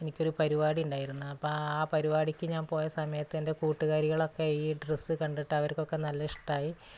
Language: Malayalam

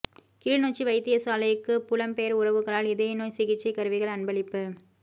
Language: Tamil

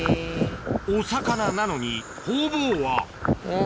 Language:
Japanese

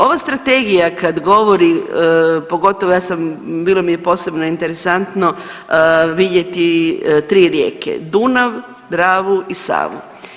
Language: Croatian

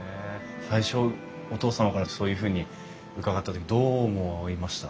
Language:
Japanese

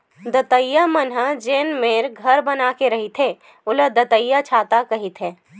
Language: Chhattisgarhi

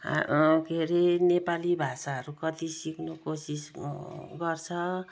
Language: Nepali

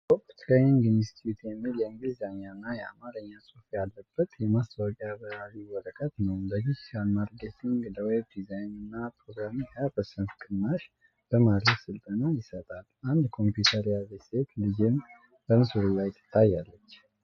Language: Amharic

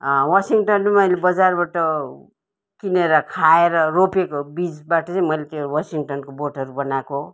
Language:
Nepali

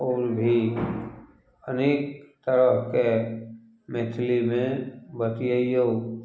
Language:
Maithili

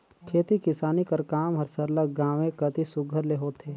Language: Chhattisgarhi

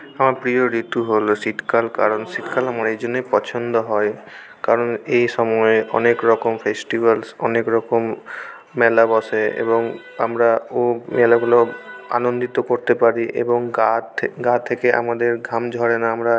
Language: Bangla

